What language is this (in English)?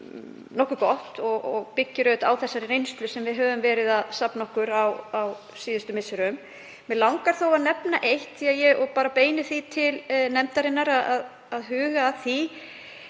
Icelandic